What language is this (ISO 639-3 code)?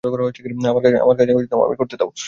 ben